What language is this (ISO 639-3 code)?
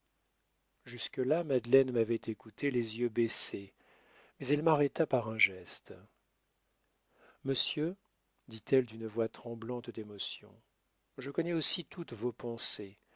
fra